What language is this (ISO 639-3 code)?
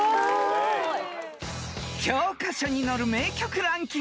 jpn